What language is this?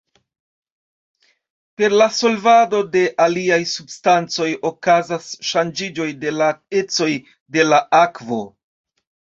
Esperanto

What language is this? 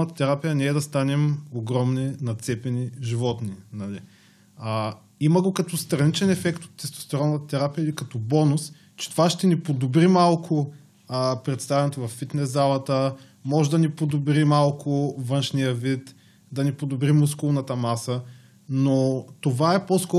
Bulgarian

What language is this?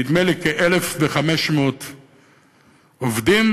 Hebrew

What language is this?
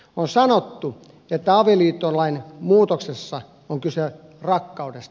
Finnish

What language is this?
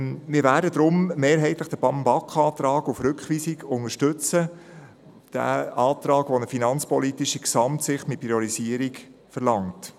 Swiss German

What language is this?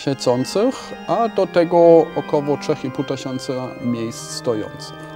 Polish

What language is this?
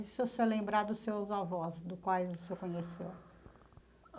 Portuguese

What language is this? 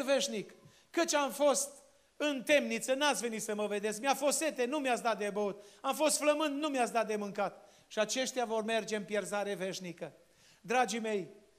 Romanian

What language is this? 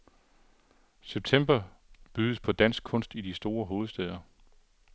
Danish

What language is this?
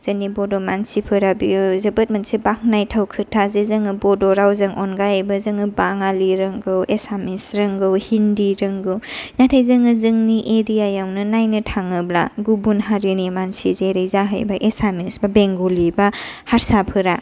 Bodo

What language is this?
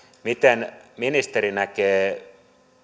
Finnish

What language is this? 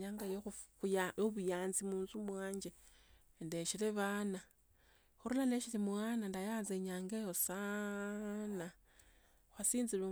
Tsotso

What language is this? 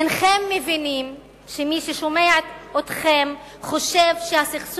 Hebrew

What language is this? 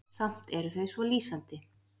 Icelandic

